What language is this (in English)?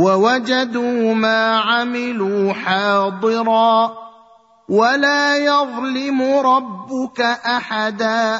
Arabic